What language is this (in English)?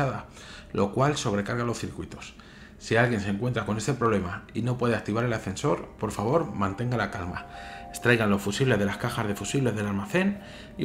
Spanish